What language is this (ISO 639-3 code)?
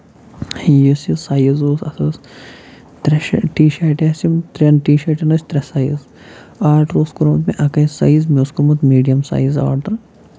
kas